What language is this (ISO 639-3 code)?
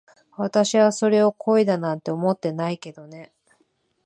jpn